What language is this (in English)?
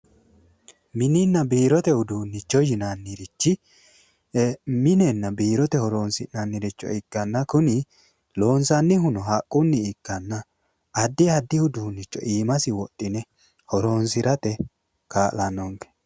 Sidamo